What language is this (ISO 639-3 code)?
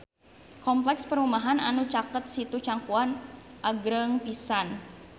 sun